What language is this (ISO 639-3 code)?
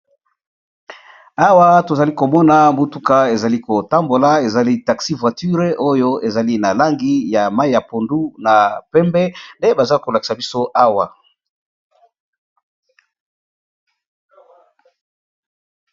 lin